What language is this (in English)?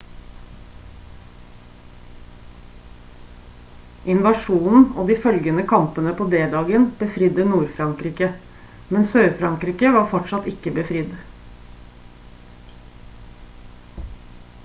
Norwegian Bokmål